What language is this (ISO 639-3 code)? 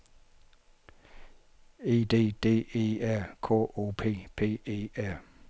dan